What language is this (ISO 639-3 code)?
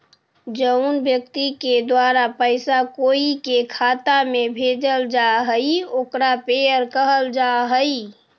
mag